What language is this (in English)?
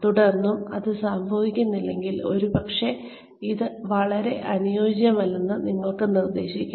Malayalam